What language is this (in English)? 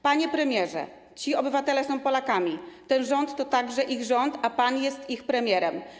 Polish